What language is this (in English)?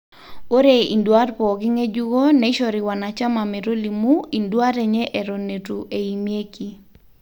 Masai